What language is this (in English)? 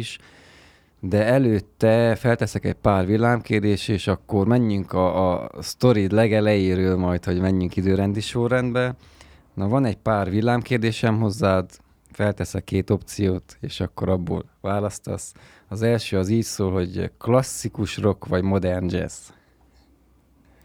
Hungarian